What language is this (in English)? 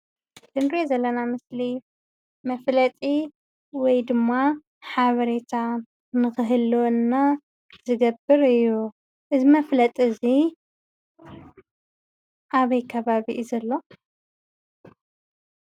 Tigrinya